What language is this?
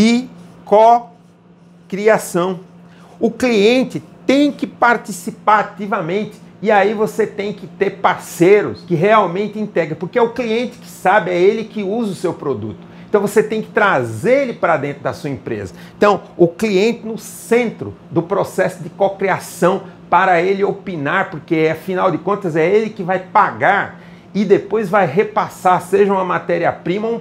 Portuguese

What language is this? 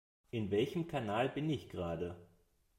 German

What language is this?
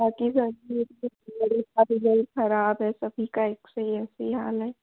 Hindi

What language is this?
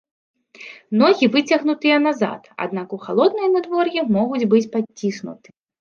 Belarusian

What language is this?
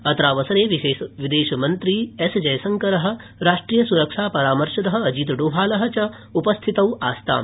Sanskrit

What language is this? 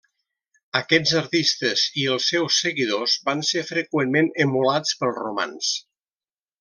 Catalan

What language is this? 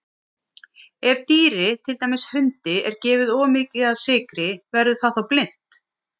Icelandic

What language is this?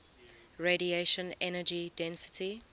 English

